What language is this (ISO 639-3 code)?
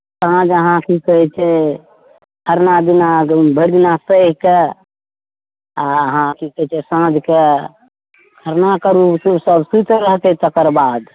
mai